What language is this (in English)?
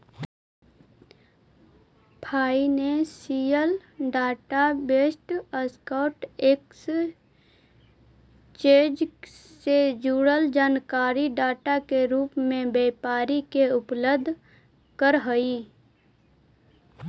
Magahi